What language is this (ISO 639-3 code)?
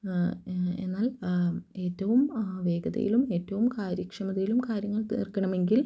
mal